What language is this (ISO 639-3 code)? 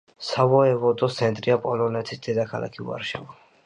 kat